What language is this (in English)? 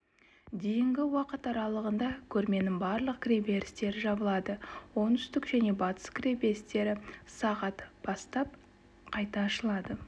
Kazakh